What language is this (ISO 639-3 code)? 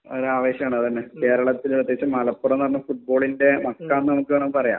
mal